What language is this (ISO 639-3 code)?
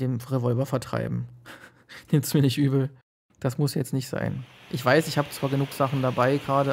deu